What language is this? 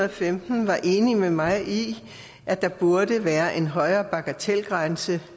Danish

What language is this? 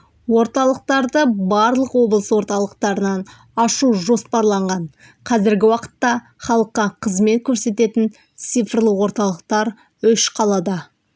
Kazakh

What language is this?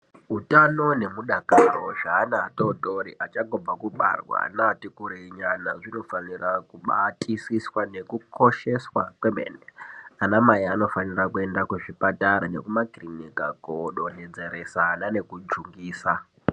Ndau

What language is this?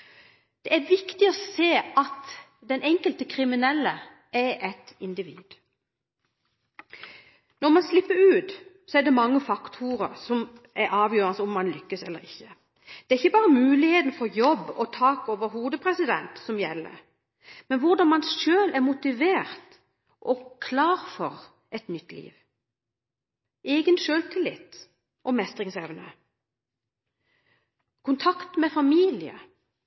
Norwegian Bokmål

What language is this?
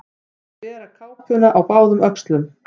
Icelandic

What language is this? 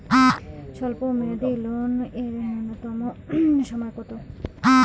Bangla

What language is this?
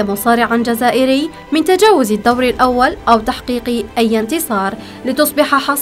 Arabic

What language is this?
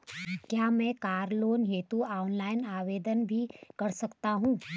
Hindi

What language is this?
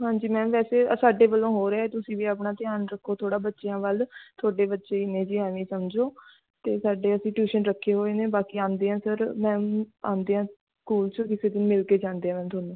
Punjabi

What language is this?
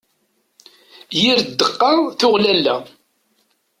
Kabyle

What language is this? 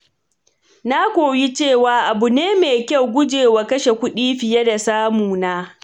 Hausa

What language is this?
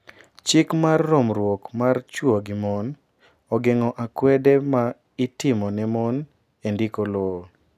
Luo (Kenya and Tanzania)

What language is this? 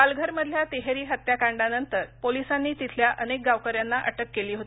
Marathi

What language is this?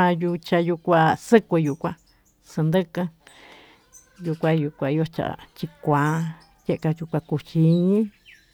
Tututepec Mixtec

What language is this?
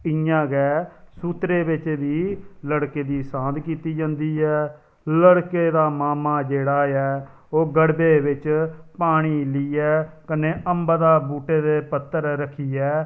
Dogri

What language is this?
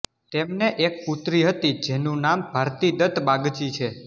Gujarati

